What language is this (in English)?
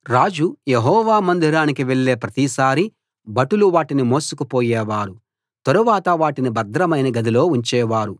Telugu